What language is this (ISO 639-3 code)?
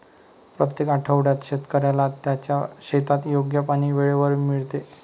mar